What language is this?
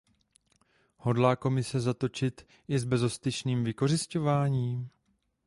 Czech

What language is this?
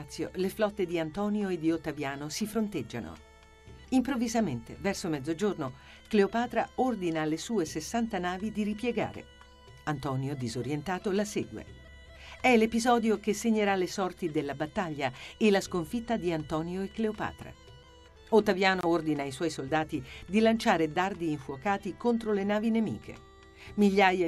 Italian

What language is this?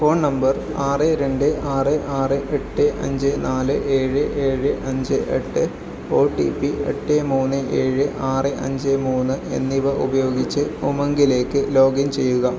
Malayalam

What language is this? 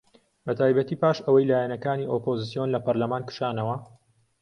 Central Kurdish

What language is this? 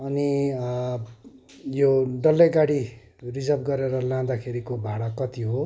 Nepali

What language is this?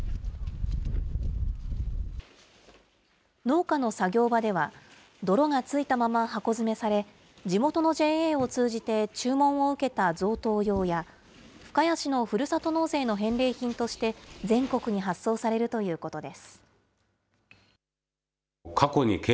Japanese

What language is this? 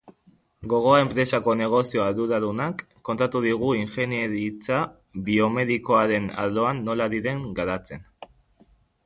Basque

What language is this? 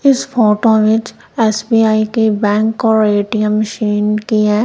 Hindi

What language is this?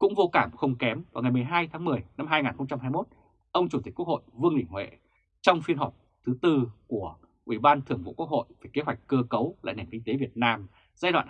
Vietnamese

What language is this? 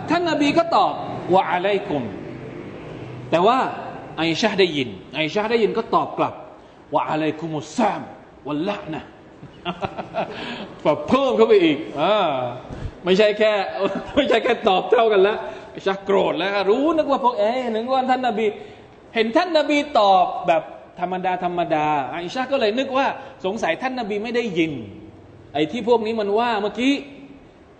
Thai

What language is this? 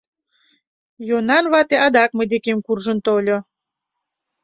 Mari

